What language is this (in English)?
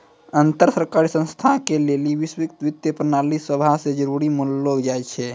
Maithili